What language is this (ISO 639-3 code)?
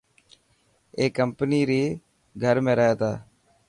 mki